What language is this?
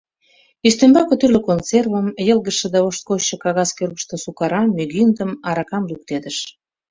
Mari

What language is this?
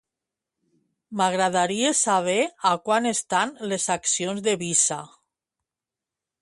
Catalan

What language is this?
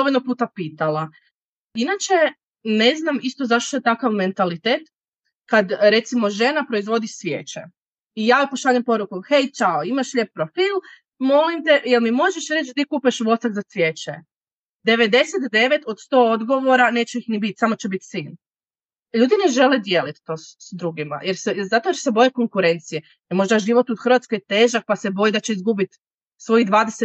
Croatian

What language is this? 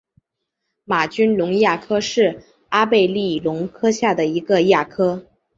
Chinese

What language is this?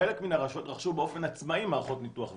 Hebrew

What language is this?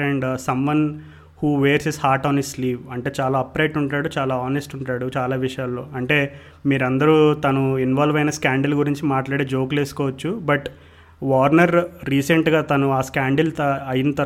Telugu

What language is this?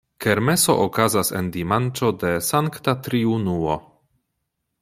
Esperanto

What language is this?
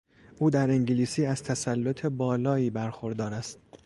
Persian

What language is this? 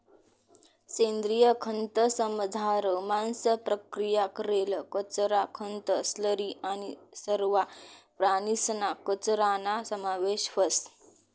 Marathi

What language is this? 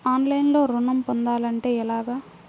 Telugu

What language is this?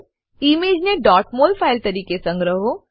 Gujarati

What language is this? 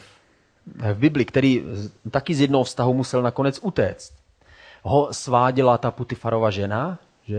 Czech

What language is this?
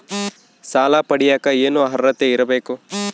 Kannada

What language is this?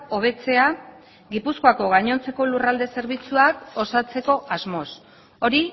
Basque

